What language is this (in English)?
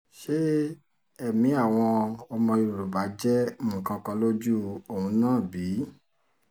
Yoruba